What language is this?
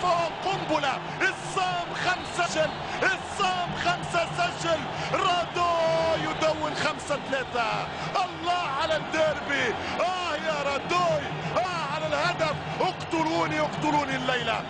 Arabic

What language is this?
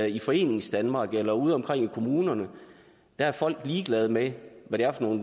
Danish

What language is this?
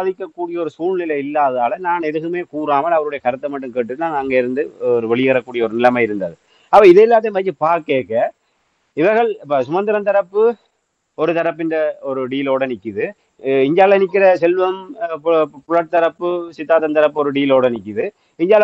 Tamil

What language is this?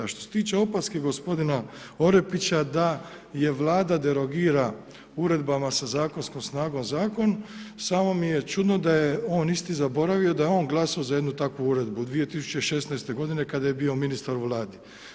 Croatian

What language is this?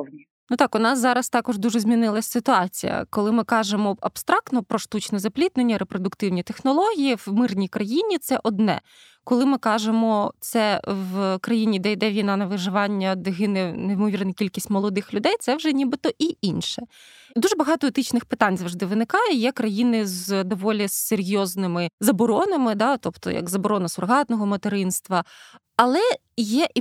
Ukrainian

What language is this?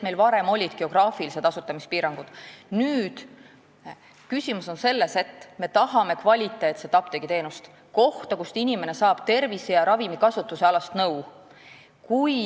Estonian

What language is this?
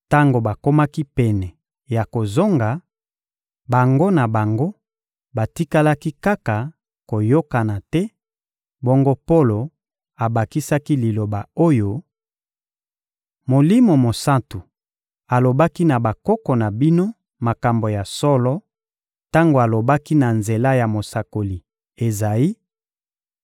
Lingala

